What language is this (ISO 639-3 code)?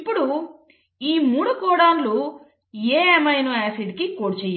tel